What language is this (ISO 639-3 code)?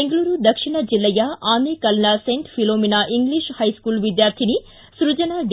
kan